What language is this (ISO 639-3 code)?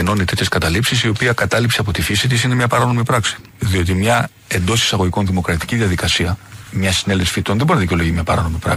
ell